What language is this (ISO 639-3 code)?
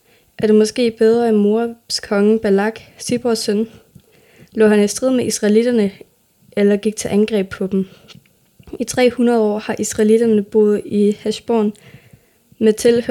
dan